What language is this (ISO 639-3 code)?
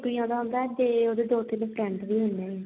pan